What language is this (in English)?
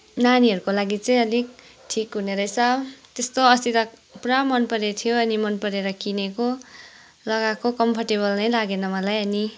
Nepali